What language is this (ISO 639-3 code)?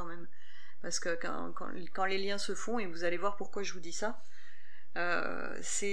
fra